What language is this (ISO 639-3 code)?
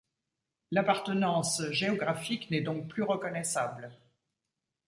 fra